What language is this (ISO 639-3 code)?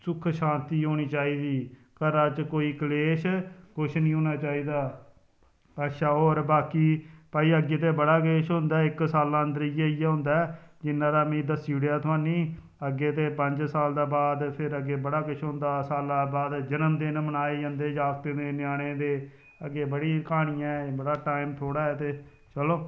doi